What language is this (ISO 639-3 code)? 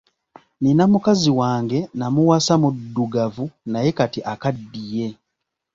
lug